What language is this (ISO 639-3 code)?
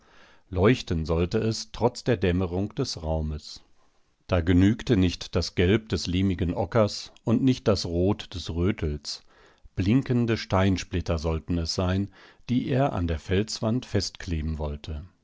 deu